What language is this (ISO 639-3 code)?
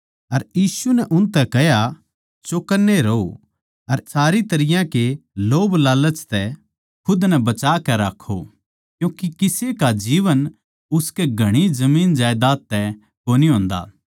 bgc